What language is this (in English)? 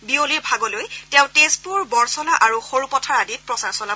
Assamese